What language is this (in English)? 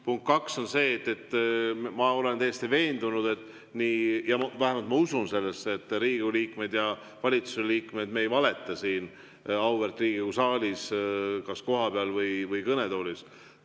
Estonian